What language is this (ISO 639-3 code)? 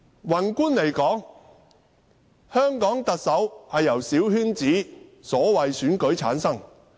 yue